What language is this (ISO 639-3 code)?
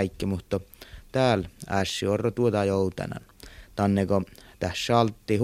fin